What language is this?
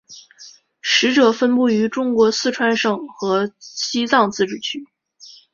Chinese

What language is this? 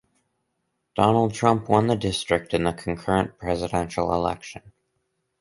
English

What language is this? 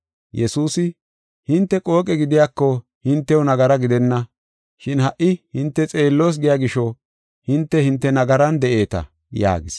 Gofa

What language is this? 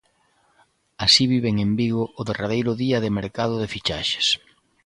Galician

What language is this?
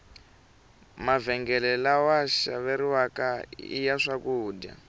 Tsonga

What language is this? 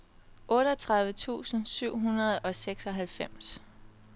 Danish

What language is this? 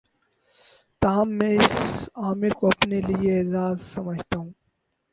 Urdu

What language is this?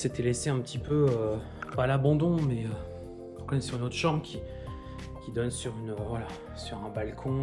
French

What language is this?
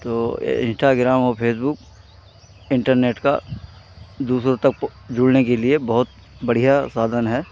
Hindi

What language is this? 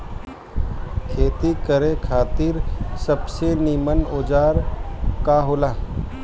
Bhojpuri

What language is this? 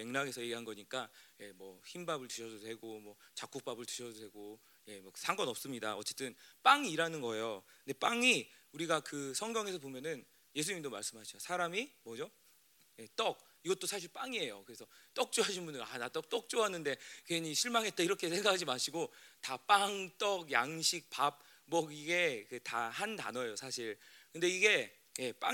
Korean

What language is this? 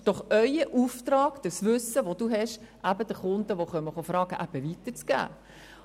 Swiss German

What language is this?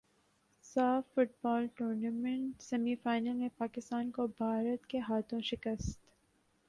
Urdu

